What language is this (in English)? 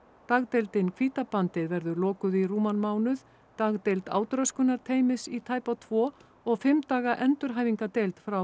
Icelandic